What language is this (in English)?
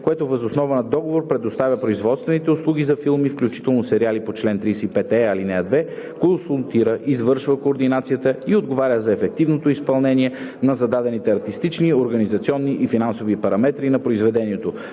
Bulgarian